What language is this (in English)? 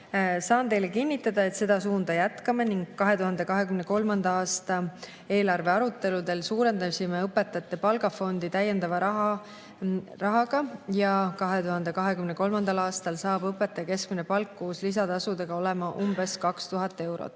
Estonian